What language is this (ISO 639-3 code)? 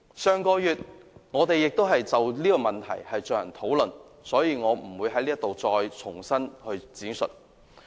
yue